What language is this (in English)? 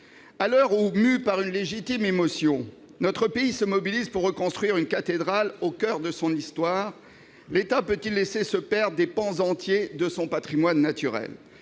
French